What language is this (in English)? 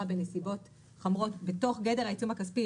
Hebrew